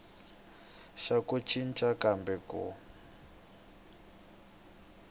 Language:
Tsonga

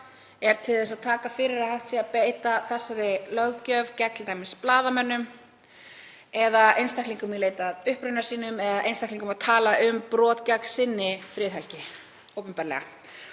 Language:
Icelandic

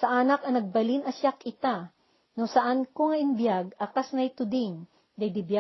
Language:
Filipino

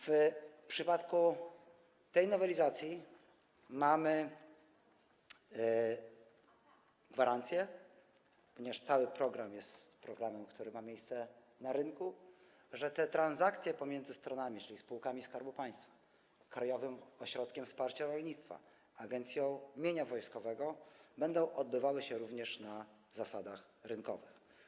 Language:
Polish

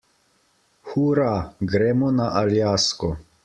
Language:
Slovenian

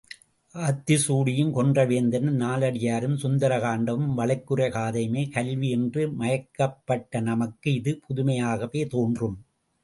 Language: Tamil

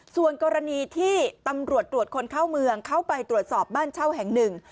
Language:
Thai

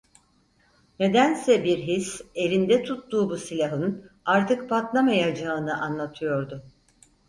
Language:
Turkish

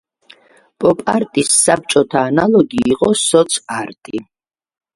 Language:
Georgian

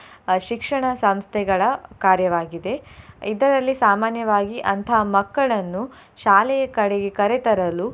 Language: Kannada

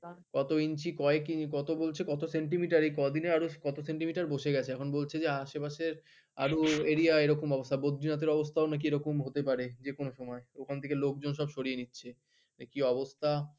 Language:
Bangla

